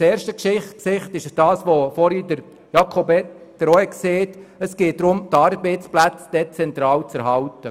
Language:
Swiss German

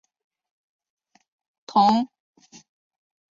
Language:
Chinese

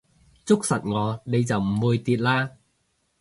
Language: Cantonese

